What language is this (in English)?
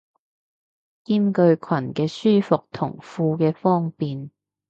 Cantonese